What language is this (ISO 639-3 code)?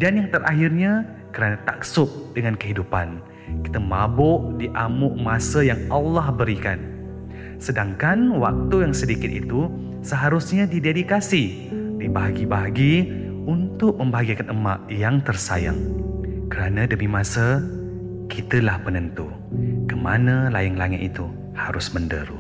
msa